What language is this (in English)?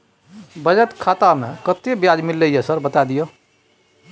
Maithili